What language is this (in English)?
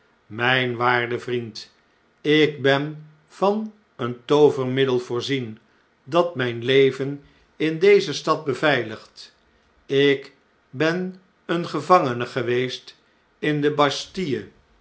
Dutch